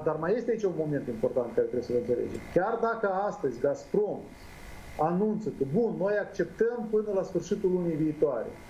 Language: Romanian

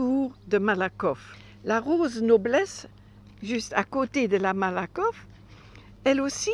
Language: French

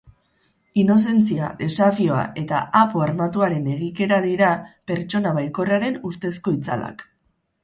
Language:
Basque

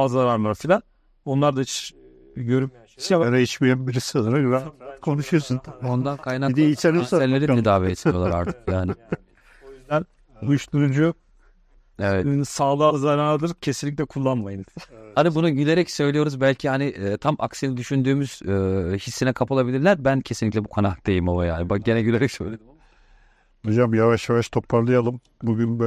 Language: Turkish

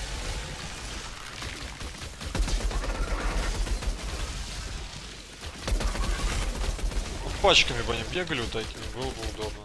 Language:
Russian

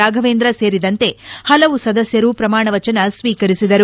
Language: Kannada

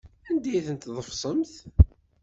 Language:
Kabyle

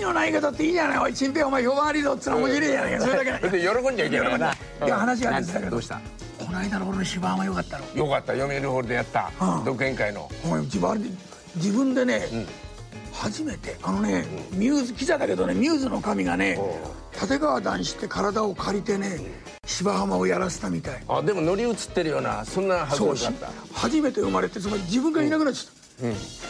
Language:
Japanese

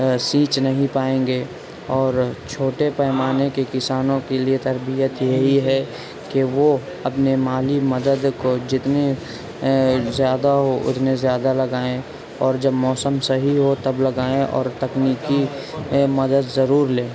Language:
Urdu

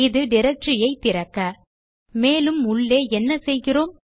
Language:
Tamil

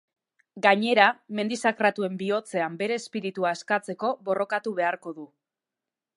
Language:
Basque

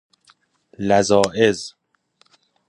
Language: Persian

